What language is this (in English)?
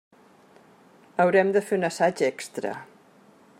Catalan